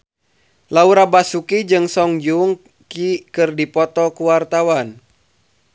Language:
Sundanese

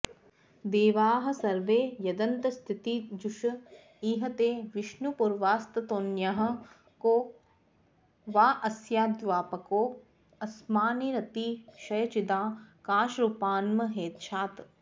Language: Sanskrit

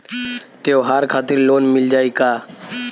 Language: Bhojpuri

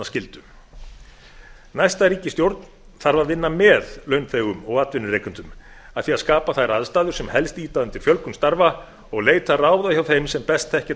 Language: Icelandic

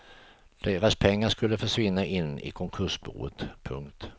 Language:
Swedish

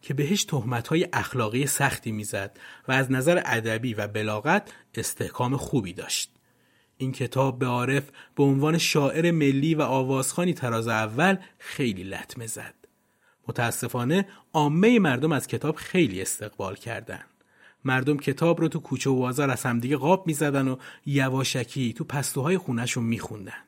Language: Persian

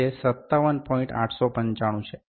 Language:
Gujarati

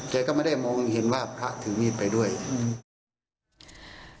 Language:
Thai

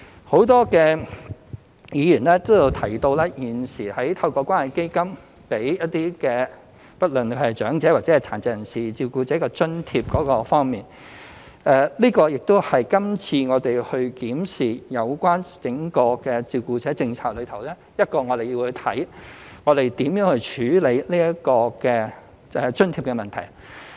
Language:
Cantonese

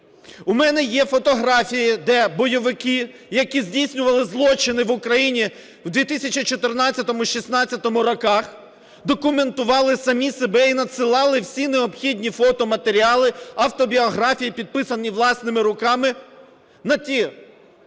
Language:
Ukrainian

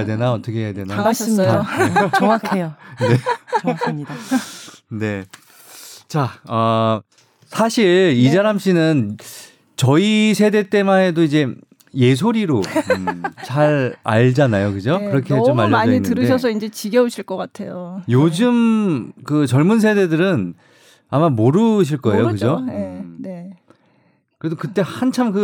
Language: Korean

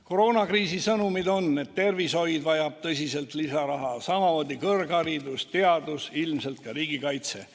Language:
Estonian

